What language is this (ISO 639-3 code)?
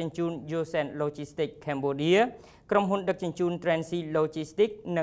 tha